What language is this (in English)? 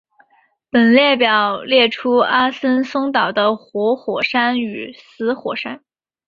Chinese